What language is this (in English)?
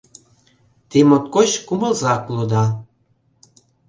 Mari